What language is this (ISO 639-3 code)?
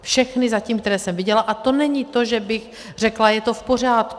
ces